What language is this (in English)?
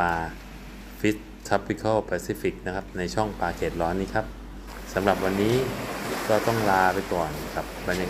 Thai